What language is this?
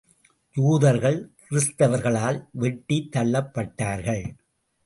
Tamil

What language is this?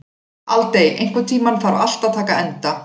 Icelandic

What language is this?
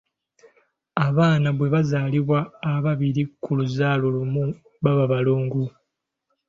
Ganda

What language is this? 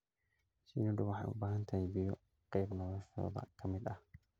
Somali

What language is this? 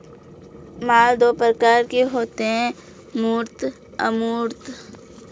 Hindi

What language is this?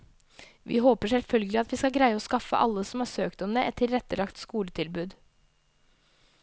Norwegian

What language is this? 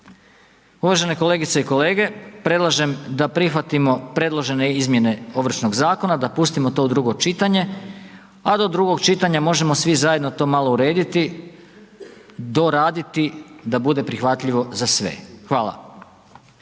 Croatian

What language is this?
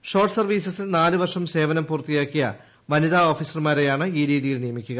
Malayalam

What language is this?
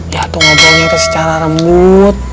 Indonesian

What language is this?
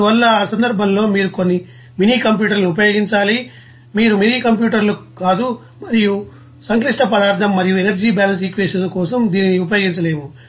Telugu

